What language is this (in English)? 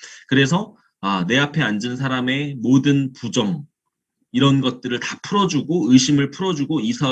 Korean